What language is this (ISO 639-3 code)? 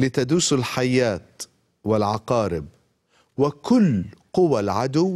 ara